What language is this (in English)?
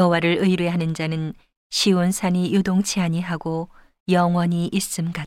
Korean